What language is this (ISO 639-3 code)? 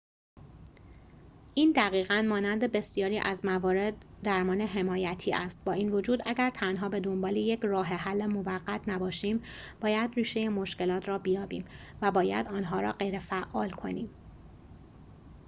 fas